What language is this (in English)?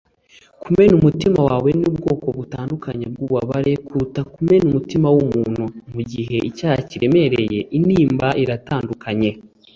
Kinyarwanda